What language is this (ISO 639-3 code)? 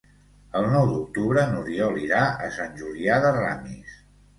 cat